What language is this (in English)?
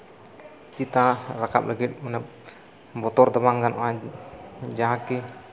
Santali